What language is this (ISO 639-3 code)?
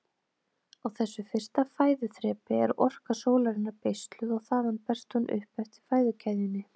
isl